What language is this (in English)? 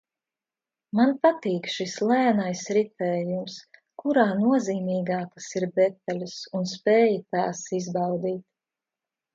Latvian